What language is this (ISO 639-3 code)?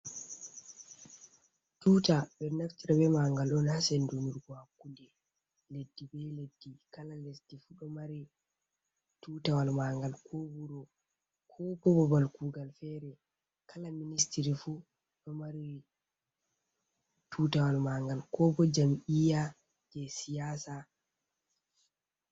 ful